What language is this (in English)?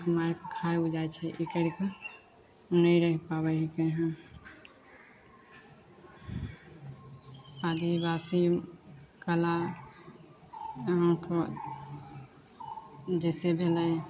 Maithili